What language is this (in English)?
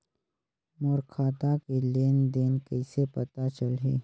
Chhattisgarhi